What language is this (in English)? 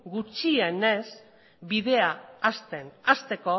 Basque